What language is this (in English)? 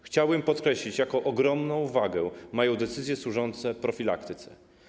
Polish